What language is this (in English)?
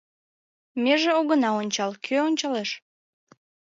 Mari